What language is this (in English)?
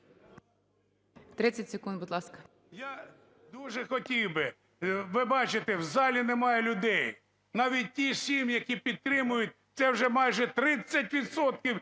Ukrainian